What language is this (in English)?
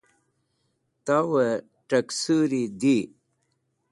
Wakhi